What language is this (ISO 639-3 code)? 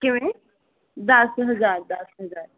pan